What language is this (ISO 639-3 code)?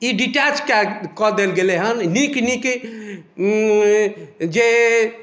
mai